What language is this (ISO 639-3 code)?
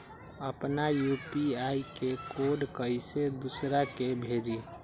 mag